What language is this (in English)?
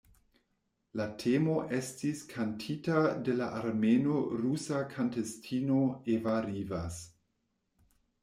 Esperanto